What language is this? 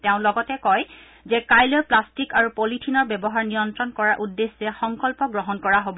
Assamese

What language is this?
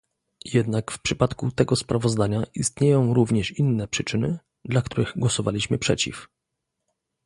Polish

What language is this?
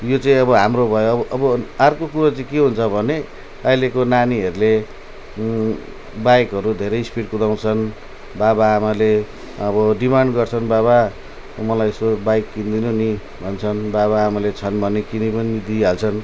Nepali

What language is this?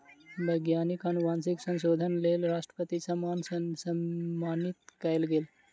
Maithili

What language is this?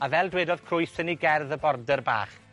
Welsh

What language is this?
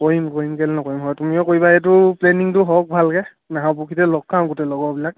Assamese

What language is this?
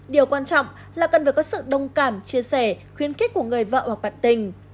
Vietnamese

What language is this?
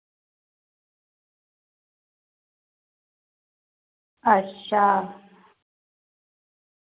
Dogri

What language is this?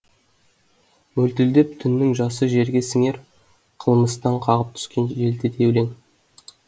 Kazakh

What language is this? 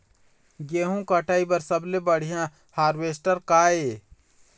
Chhattisgarhi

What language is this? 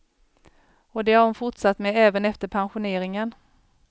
Swedish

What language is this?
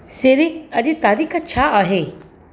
Sindhi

